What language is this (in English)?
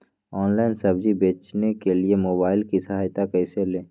Magahi